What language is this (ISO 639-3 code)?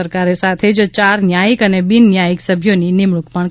guj